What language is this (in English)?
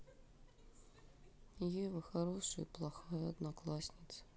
Russian